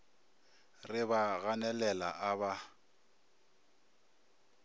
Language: Northern Sotho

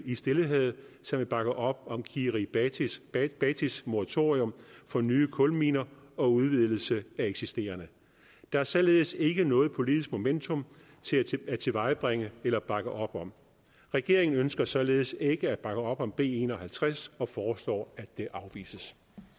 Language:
Danish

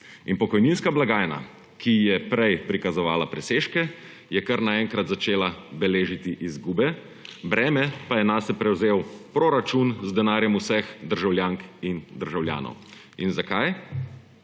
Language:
Slovenian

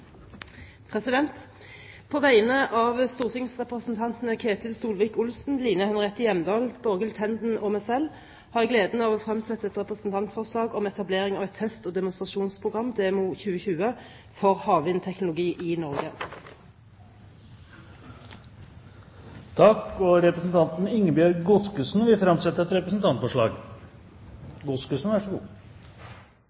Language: Norwegian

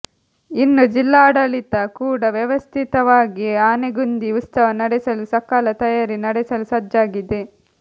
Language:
Kannada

